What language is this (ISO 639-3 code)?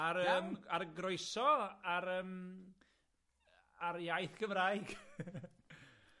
cym